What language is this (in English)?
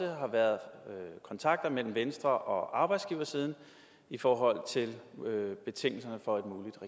Danish